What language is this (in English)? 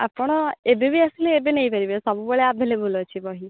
Odia